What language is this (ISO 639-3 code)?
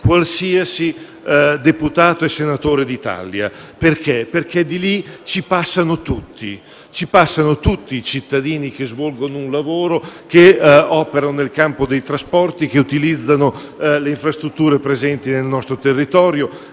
ita